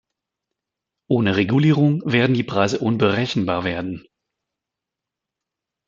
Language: German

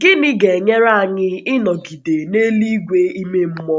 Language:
Igbo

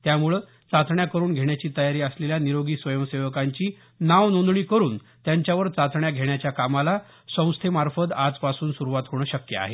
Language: Marathi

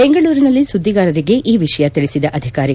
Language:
Kannada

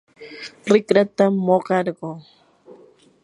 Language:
Yanahuanca Pasco Quechua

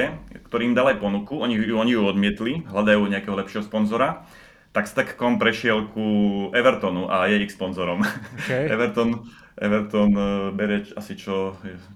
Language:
Slovak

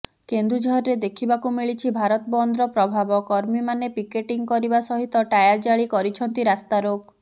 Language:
Odia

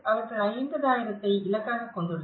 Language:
Tamil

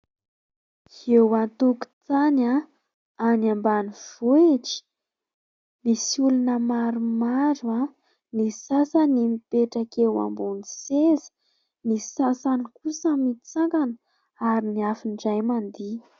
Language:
Malagasy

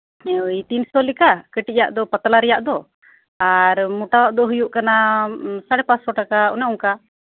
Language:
Santali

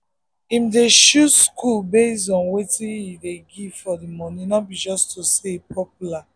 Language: Nigerian Pidgin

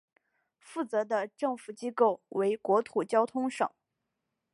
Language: Chinese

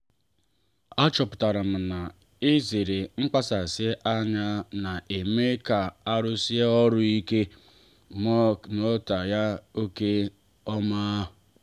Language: Igbo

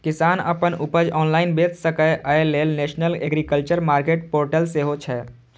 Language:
Maithili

